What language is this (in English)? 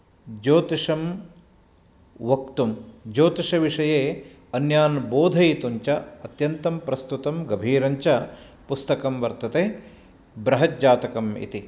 Sanskrit